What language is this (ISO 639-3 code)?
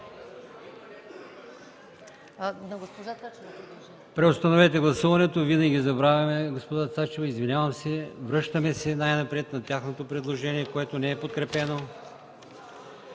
bul